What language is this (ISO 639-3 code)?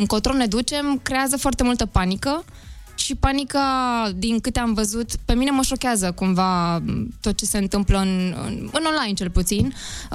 ron